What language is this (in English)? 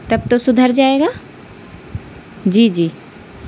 Urdu